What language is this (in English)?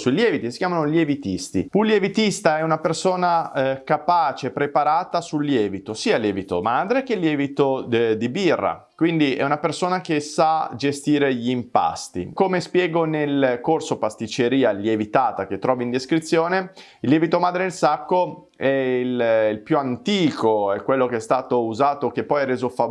Italian